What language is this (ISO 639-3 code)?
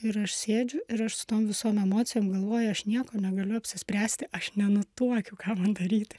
lit